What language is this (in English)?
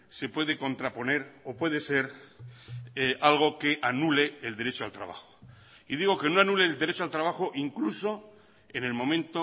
Spanish